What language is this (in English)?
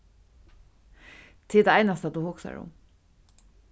Faroese